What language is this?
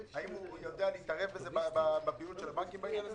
Hebrew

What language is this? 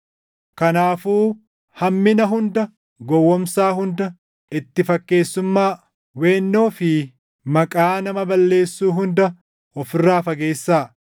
Oromo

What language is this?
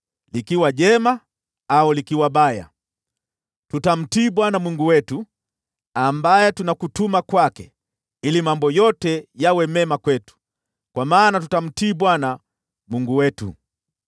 Swahili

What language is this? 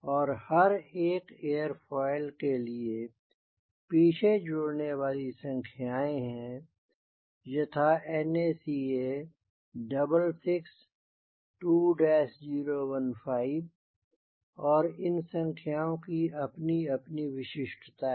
Hindi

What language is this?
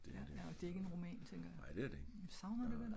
Danish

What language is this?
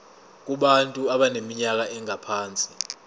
Zulu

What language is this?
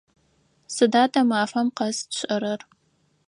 Adyghe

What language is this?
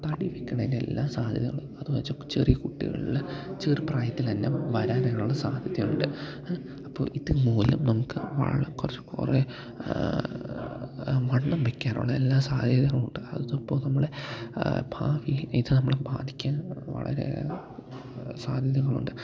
Malayalam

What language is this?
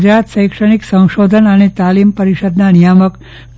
Gujarati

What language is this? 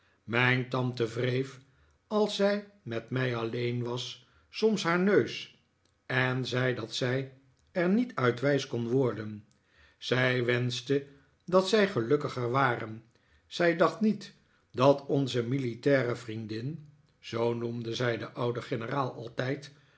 Dutch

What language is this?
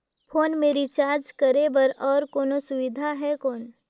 Chhattisgarhi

